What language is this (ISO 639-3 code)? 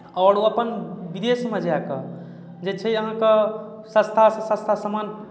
mai